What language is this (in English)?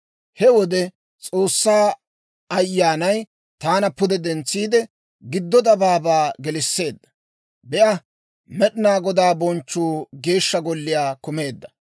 Dawro